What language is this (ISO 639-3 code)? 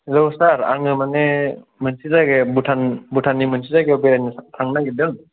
brx